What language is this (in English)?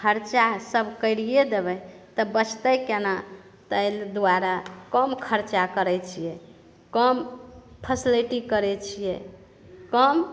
Maithili